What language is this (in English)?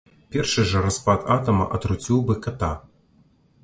Belarusian